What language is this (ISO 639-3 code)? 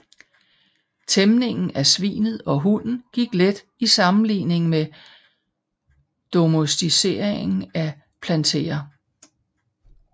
dan